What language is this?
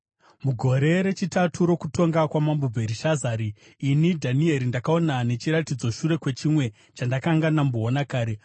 Shona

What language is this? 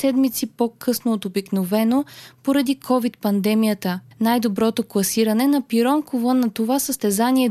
Bulgarian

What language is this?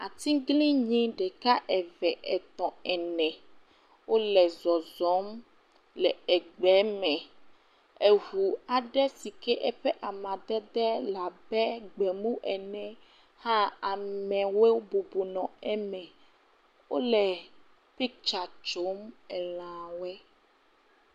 Ewe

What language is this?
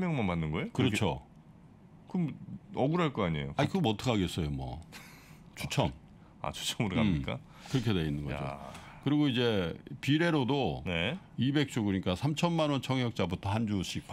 Korean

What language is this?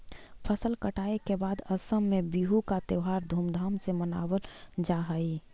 Magahi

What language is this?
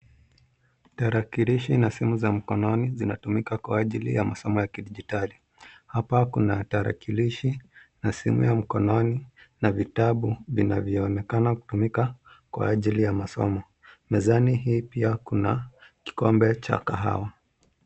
Swahili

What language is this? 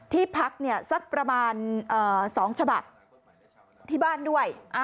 Thai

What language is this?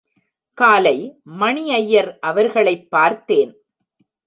Tamil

